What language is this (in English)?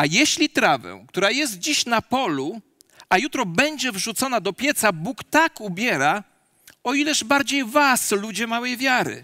Polish